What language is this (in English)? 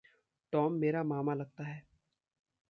Hindi